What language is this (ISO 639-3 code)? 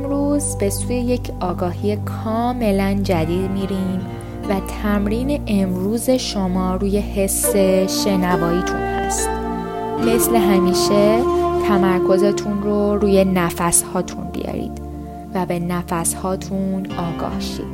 fas